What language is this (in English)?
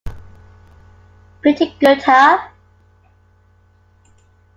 English